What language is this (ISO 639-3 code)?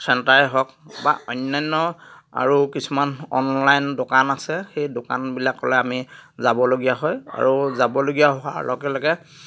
asm